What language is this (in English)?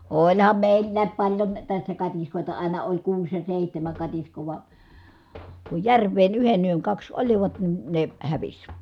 Finnish